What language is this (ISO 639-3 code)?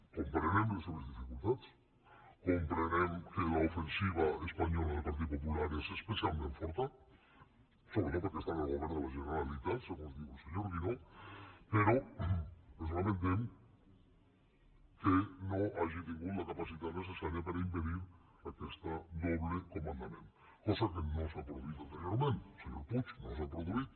cat